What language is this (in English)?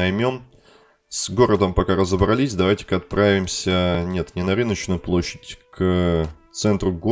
Russian